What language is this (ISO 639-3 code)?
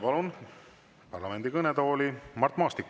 est